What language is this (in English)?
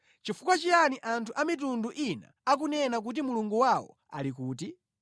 Nyanja